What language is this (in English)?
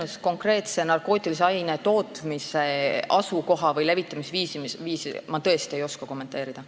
Estonian